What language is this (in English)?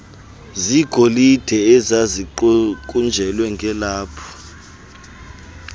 Xhosa